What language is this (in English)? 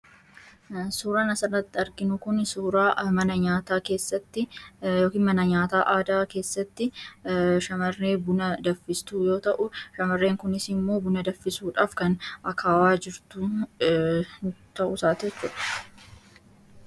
Oromo